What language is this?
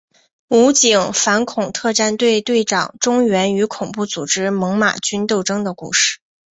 Chinese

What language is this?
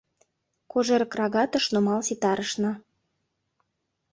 Mari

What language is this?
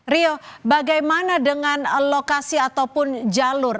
Indonesian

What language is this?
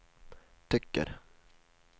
Swedish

